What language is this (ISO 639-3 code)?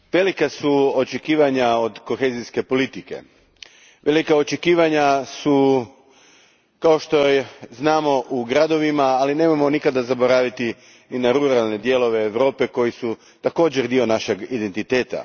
hrv